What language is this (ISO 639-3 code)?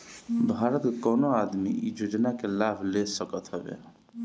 bho